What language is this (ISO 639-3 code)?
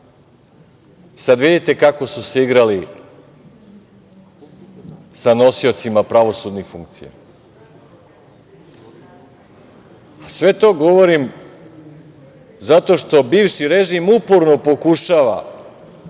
srp